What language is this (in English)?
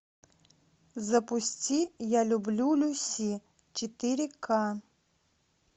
Russian